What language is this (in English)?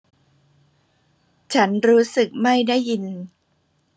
Thai